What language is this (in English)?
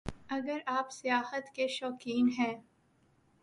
Urdu